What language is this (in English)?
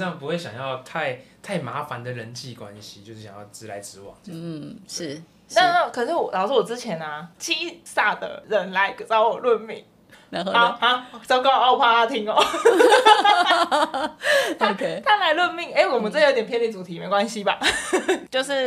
Chinese